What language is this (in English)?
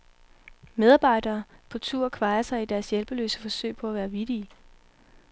Danish